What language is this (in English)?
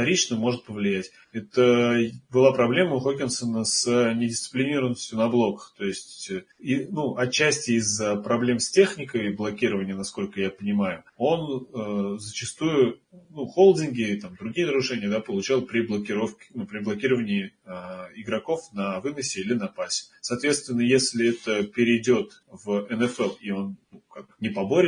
Russian